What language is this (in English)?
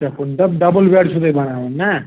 Kashmiri